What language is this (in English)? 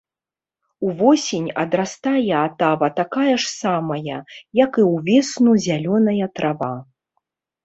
Belarusian